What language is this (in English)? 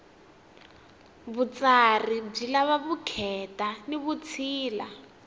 Tsonga